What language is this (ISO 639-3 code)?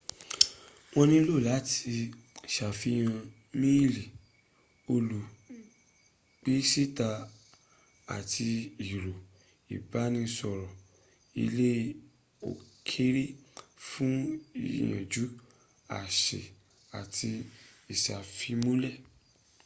yor